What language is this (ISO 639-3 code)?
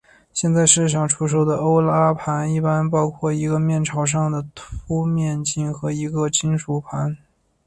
zho